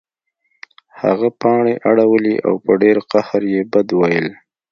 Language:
Pashto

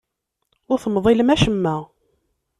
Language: Kabyle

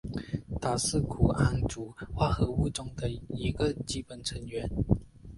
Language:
Chinese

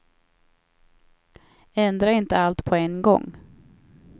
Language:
Swedish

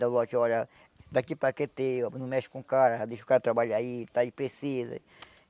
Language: Portuguese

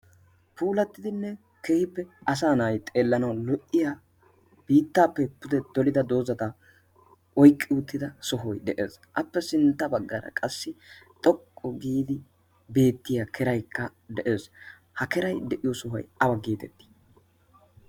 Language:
Wolaytta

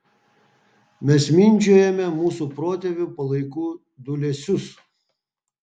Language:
Lithuanian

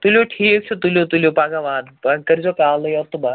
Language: Kashmiri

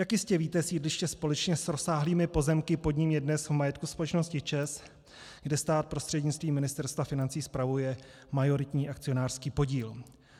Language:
Czech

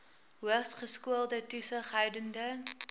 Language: Afrikaans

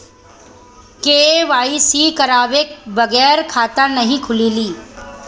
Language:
Bhojpuri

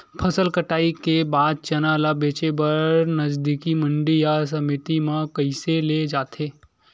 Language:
Chhattisgarhi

